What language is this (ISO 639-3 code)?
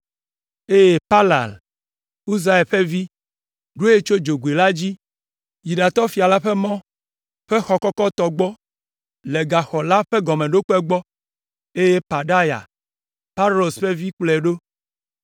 ewe